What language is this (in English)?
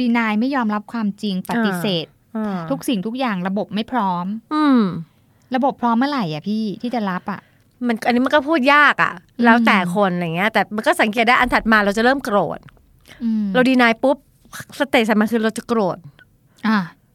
Thai